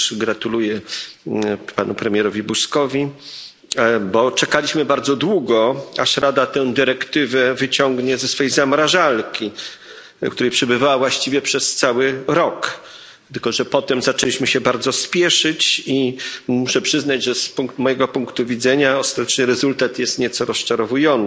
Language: Polish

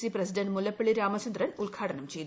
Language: Malayalam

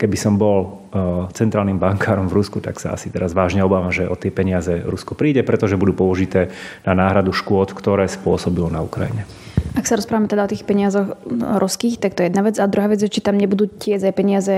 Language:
Slovak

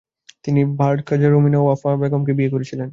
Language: Bangla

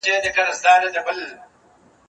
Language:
Pashto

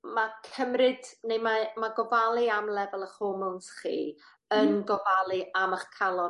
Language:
Welsh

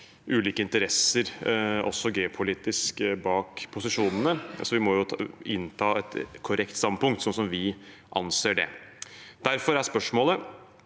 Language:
Norwegian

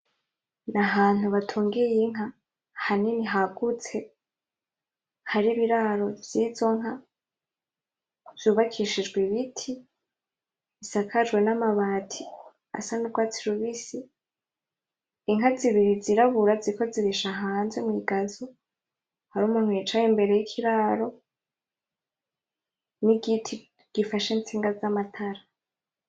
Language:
Rundi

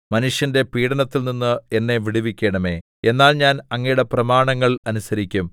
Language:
Malayalam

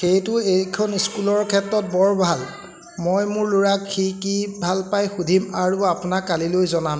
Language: Assamese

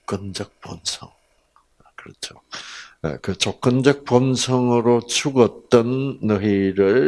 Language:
Korean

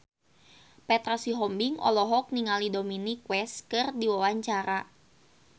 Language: Sundanese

